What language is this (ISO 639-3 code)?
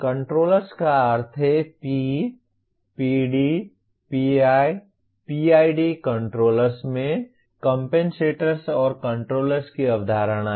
hin